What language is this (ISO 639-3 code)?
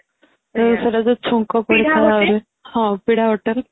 ori